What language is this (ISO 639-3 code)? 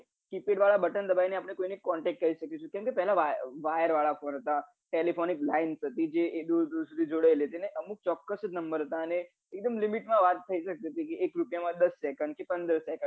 guj